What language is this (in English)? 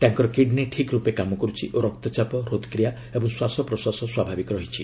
Odia